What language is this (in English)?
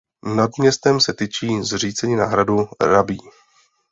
Czech